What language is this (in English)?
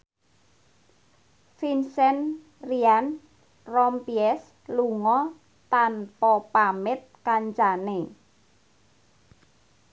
Javanese